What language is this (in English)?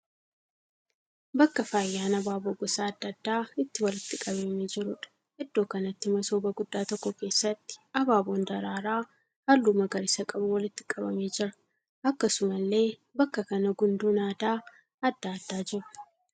Oromo